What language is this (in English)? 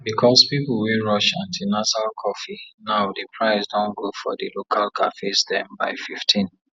Nigerian Pidgin